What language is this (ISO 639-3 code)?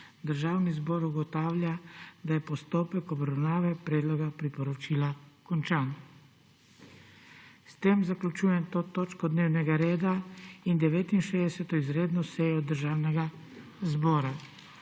slv